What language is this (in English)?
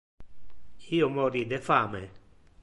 Interlingua